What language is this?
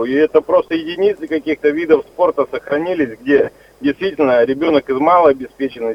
Russian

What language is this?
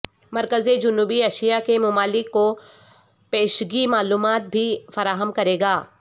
Urdu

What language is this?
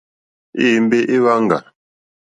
Mokpwe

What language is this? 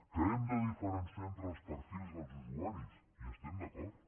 Catalan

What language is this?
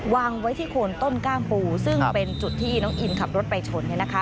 Thai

